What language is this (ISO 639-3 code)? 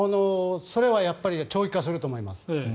jpn